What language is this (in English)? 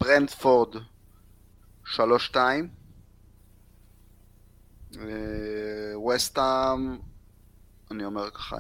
Hebrew